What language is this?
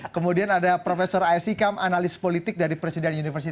Indonesian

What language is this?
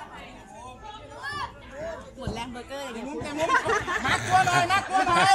Thai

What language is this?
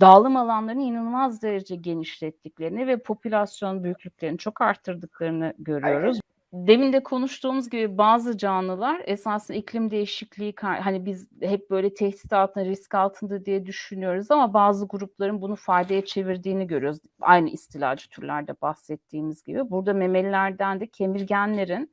Turkish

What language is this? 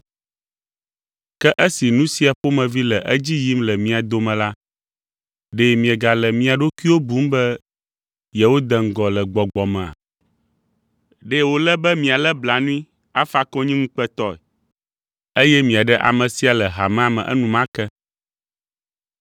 Ewe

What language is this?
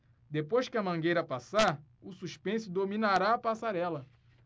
Portuguese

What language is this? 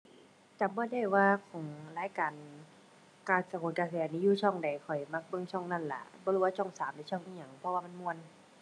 Thai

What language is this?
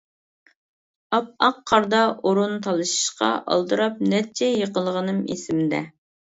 Uyghur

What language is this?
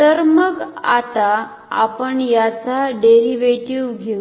Marathi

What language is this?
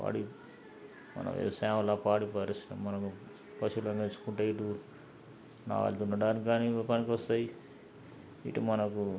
Telugu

